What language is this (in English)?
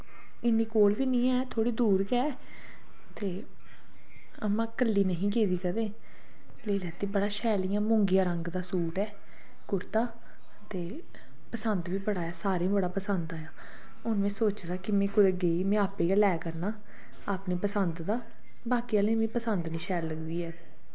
Dogri